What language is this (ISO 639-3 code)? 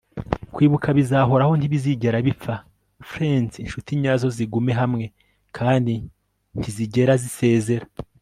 kin